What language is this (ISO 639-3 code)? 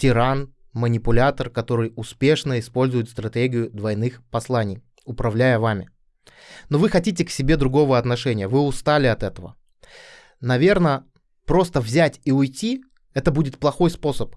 rus